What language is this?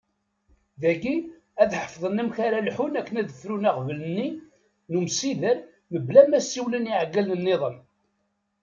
Kabyle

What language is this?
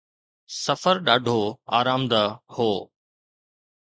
Sindhi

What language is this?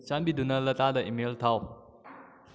Manipuri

